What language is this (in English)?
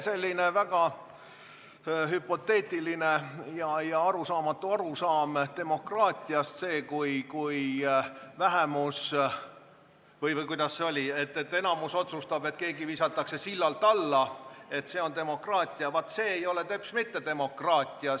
Estonian